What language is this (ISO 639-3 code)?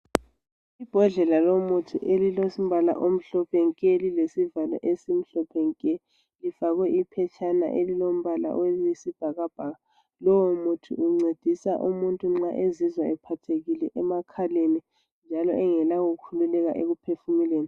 nde